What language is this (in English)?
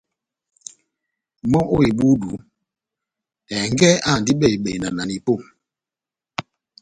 Batanga